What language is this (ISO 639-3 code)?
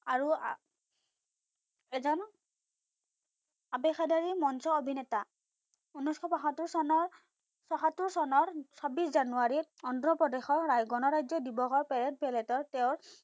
asm